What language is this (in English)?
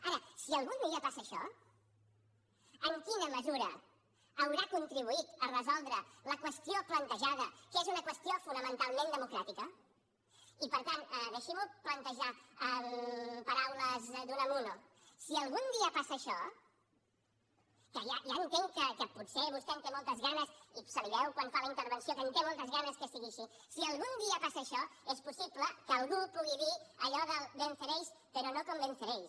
Catalan